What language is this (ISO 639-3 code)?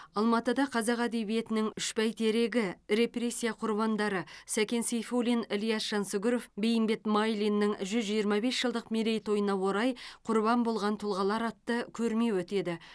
kaz